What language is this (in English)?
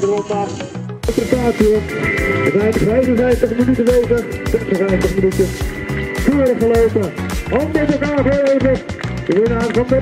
Dutch